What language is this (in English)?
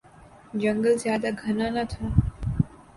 Urdu